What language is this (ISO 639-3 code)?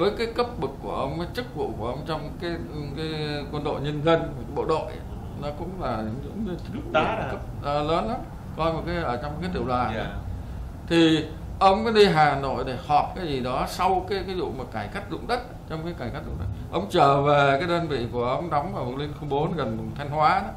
vie